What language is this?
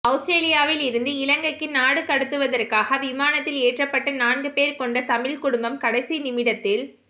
Tamil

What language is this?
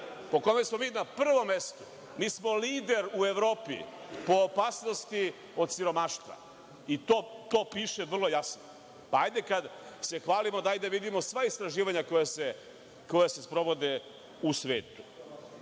Serbian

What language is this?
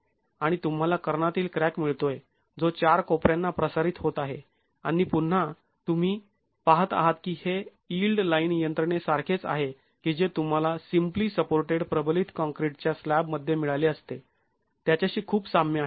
Marathi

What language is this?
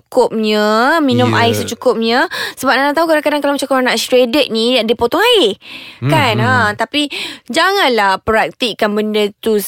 Malay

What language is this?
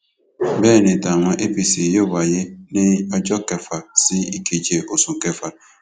Yoruba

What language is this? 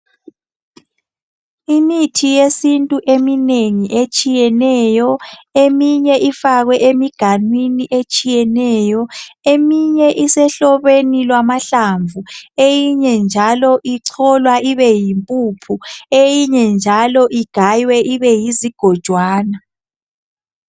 North Ndebele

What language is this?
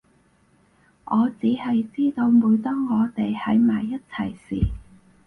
Cantonese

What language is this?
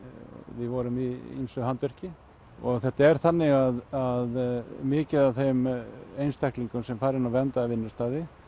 Icelandic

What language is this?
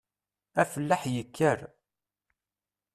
Kabyle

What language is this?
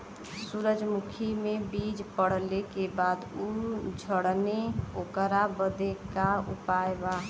Bhojpuri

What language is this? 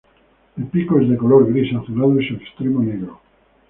Spanish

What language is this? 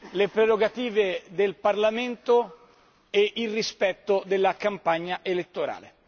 Italian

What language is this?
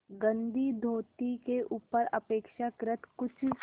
Hindi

